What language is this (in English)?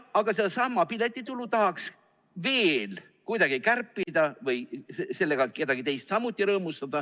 Estonian